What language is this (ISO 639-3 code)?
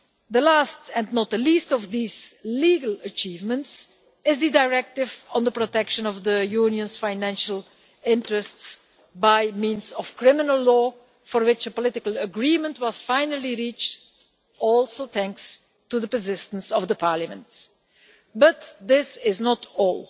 eng